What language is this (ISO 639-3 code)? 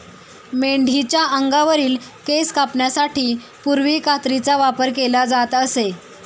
mar